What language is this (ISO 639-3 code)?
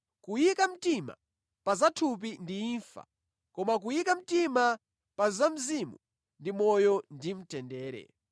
nya